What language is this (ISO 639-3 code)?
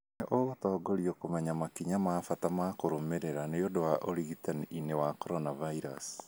kik